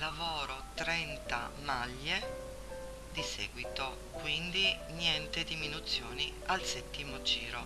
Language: Italian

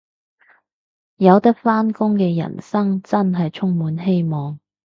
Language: Cantonese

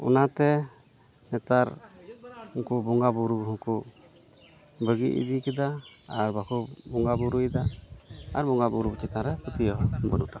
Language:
Santali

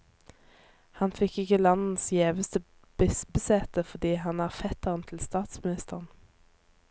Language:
Norwegian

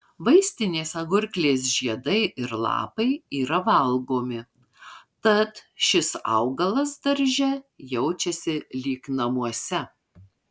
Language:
Lithuanian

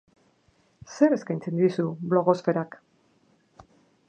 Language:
Basque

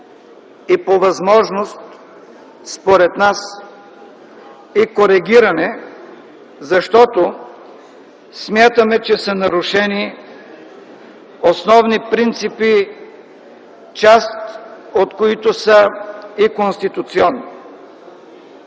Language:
Bulgarian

